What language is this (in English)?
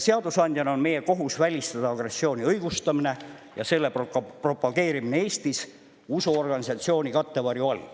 Estonian